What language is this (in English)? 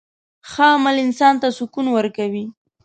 Pashto